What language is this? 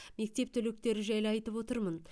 Kazakh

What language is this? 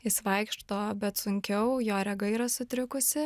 Lithuanian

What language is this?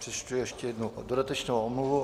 Czech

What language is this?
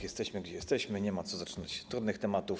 Polish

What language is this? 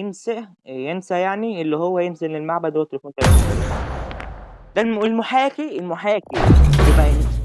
Arabic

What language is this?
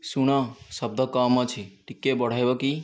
Odia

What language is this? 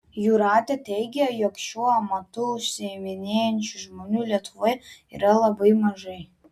Lithuanian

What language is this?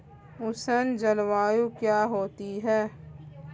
Hindi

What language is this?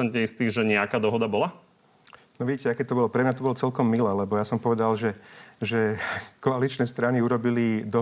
Slovak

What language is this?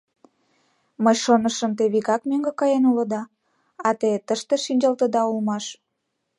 Mari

